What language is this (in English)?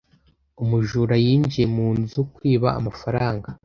Kinyarwanda